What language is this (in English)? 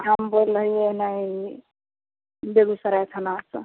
Maithili